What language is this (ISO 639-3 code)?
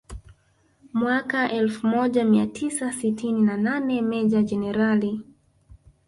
swa